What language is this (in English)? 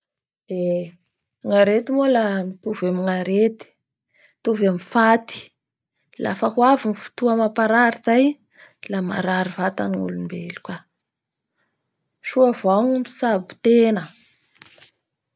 Bara Malagasy